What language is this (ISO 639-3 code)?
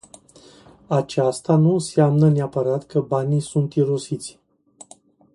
ron